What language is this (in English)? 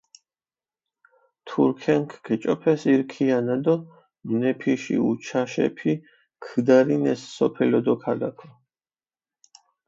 Mingrelian